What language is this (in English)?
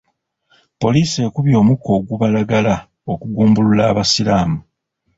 Ganda